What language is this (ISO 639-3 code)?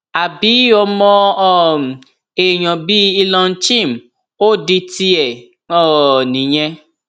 yor